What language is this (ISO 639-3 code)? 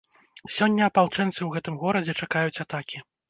bel